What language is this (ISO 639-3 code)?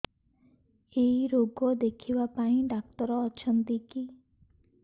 ori